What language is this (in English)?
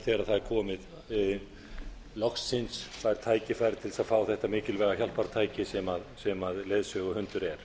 Icelandic